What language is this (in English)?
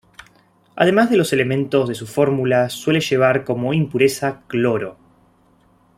Spanish